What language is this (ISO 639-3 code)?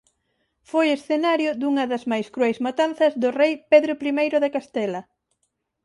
glg